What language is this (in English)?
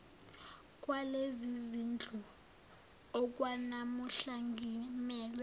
Zulu